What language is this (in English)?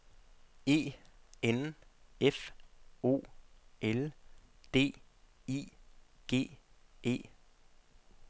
Danish